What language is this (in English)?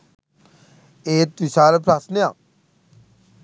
Sinhala